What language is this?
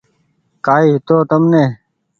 Goaria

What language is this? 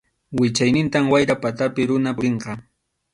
Arequipa-La Unión Quechua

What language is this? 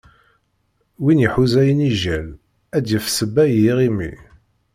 Kabyle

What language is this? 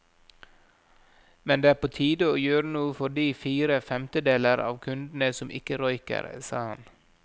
Norwegian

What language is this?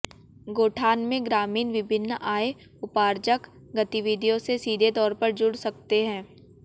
Hindi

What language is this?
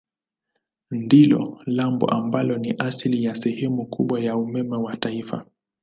Swahili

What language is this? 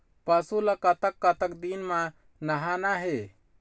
Chhattisgarhi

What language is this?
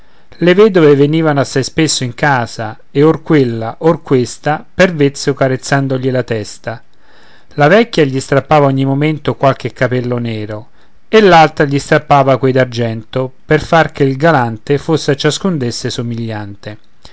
Italian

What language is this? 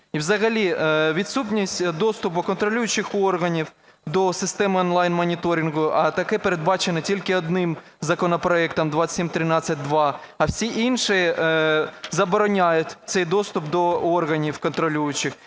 Ukrainian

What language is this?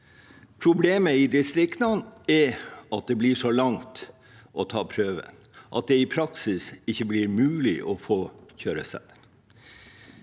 Norwegian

